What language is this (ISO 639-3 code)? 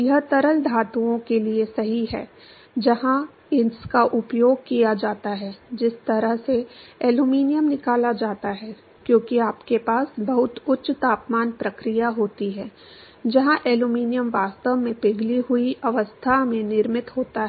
hin